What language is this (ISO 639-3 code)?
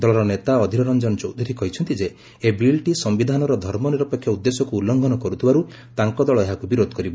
ori